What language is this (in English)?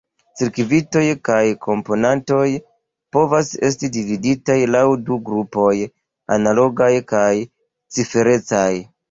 Esperanto